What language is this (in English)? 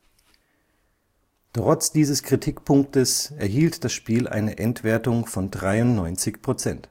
German